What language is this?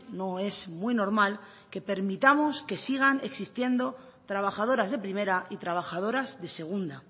Spanish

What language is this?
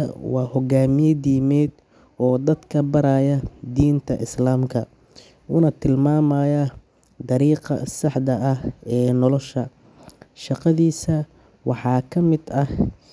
Somali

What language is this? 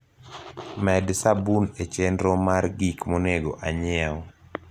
Luo (Kenya and Tanzania)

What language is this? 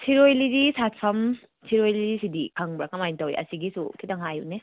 Manipuri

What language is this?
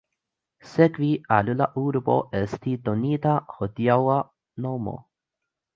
Esperanto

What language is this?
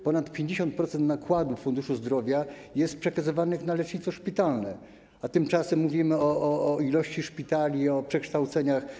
Polish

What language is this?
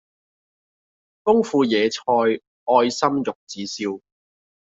Cantonese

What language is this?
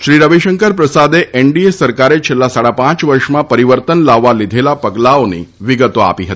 Gujarati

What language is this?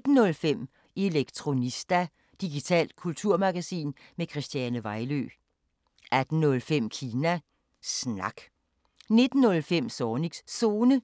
Danish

